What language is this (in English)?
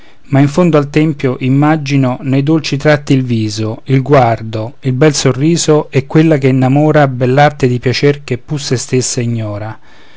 Italian